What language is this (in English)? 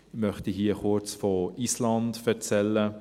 Swiss German